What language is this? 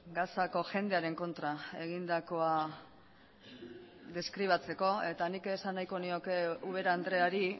Basque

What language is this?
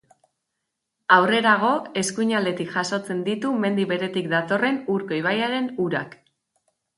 Basque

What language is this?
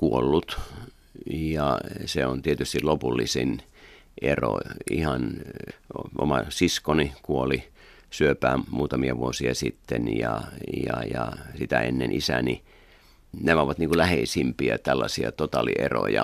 Finnish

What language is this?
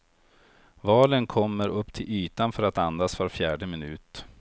Swedish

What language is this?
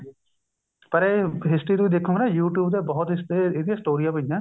Punjabi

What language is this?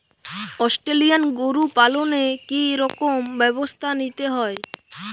Bangla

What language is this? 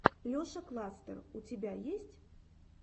Russian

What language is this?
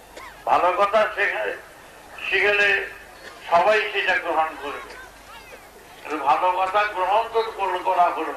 Turkish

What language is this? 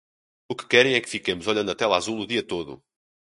Portuguese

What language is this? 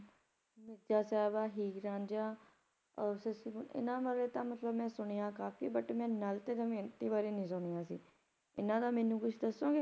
Punjabi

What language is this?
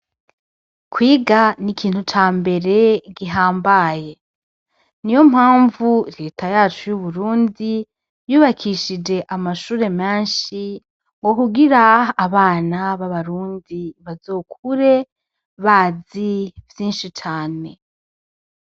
Rundi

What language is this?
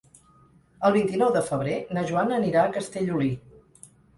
Catalan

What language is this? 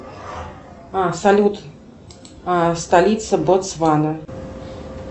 Russian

